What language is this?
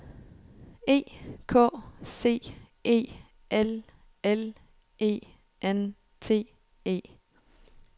Danish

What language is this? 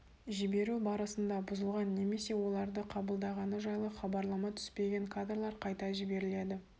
Kazakh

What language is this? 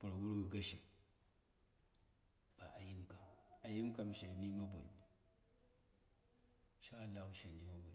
Dera (Nigeria)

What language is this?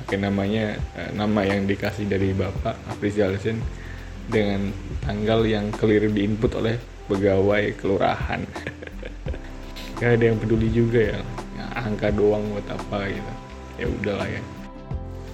Indonesian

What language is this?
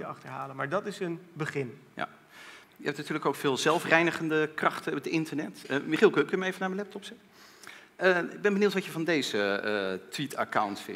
Dutch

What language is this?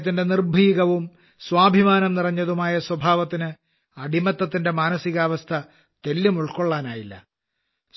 Malayalam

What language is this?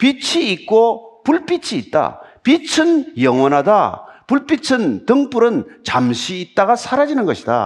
Korean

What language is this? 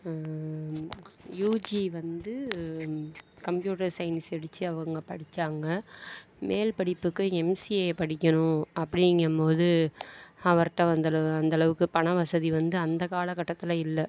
Tamil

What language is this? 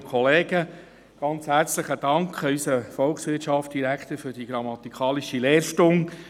Swiss German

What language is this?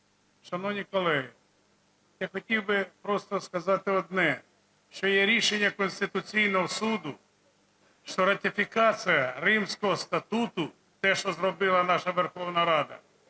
Ukrainian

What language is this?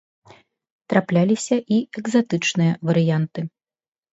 Belarusian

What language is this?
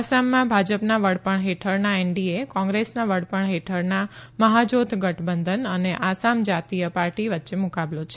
Gujarati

